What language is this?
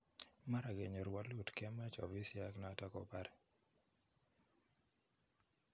Kalenjin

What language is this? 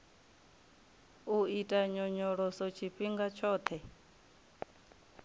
Venda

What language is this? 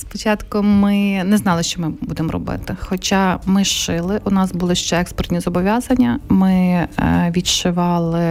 Ukrainian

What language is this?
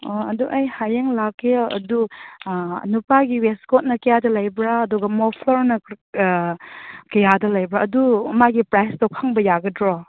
Manipuri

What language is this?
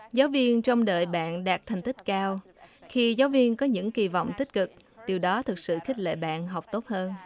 Vietnamese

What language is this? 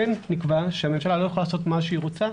Hebrew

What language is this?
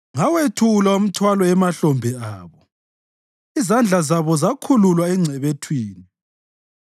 North Ndebele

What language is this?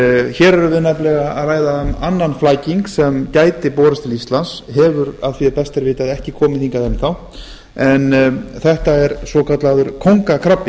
Icelandic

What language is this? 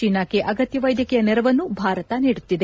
Kannada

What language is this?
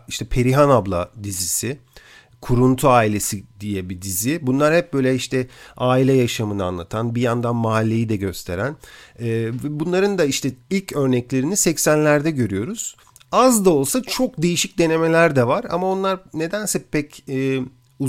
Turkish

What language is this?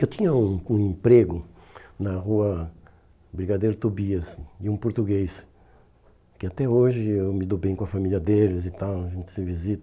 Portuguese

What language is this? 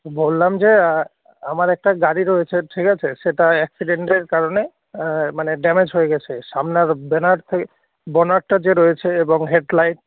Bangla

